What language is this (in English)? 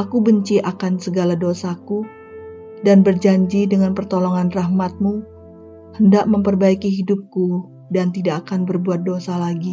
Indonesian